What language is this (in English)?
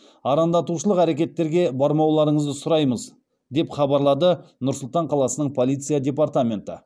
Kazakh